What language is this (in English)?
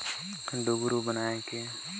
Chhattisgarhi